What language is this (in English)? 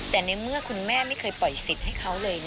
Thai